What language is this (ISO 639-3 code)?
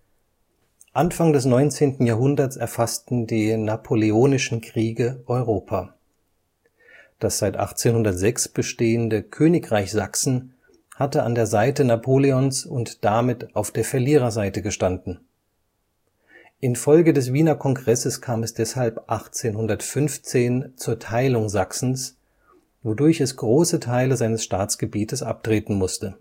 deu